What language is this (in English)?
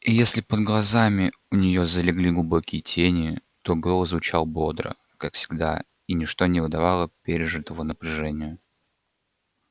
Russian